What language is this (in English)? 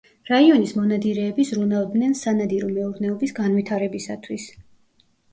Georgian